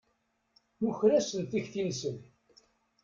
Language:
Kabyle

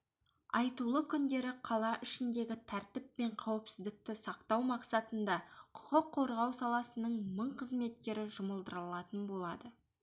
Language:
Kazakh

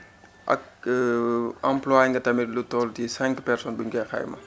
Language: Wolof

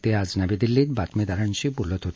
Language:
Marathi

